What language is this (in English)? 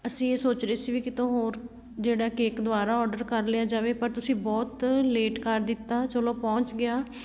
Punjabi